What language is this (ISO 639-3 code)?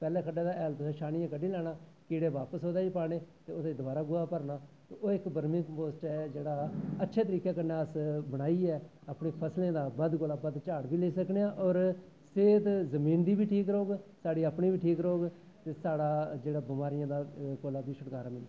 doi